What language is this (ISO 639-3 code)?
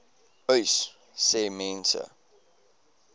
afr